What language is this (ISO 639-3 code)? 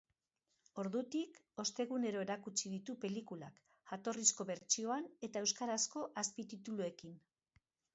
eus